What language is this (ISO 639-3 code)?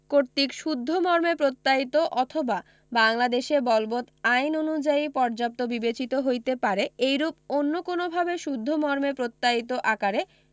ben